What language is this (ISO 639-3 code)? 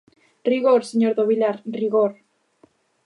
glg